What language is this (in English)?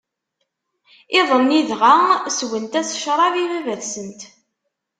Kabyle